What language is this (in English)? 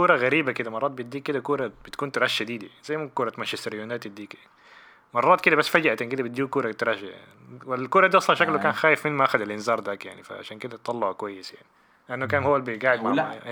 Arabic